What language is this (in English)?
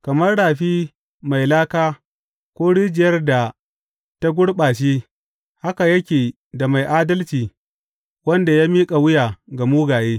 Hausa